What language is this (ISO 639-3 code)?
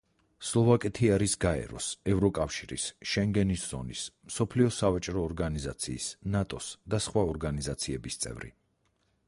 kat